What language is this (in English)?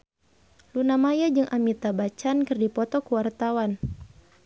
Sundanese